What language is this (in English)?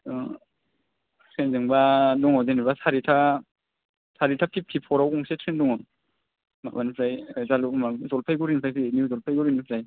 Bodo